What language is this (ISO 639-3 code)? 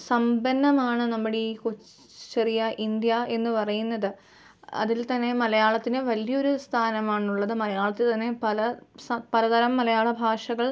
mal